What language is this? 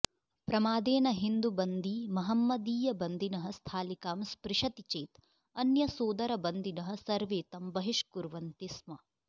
Sanskrit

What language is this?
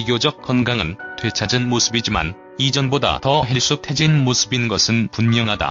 Korean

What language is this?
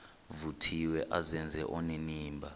Xhosa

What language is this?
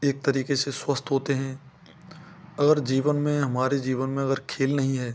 Hindi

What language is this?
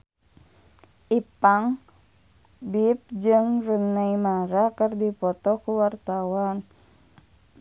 Sundanese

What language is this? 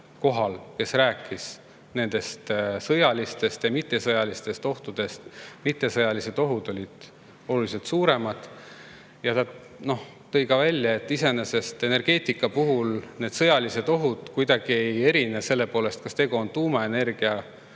Estonian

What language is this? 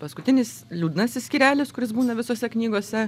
Lithuanian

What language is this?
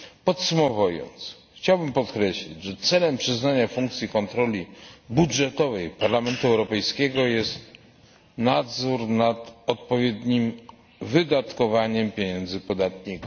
Polish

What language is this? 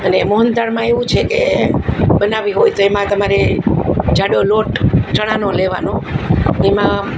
Gujarati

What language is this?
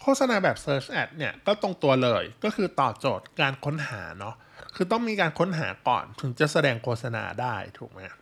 Thai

